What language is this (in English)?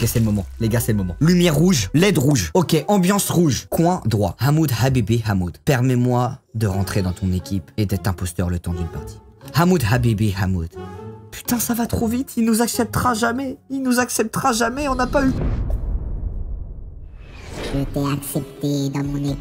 French